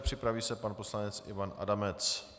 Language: Czech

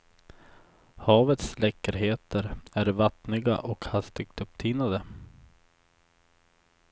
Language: Swedish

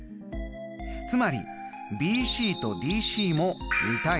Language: Japanese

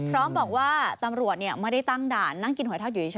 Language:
Thai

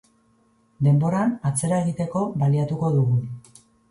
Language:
Basque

